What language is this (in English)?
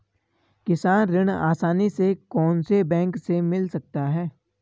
Hindi